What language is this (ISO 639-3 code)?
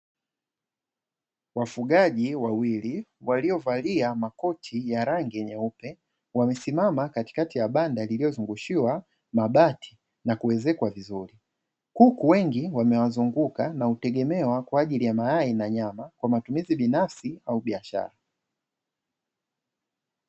swa